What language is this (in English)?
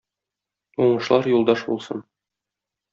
Tatar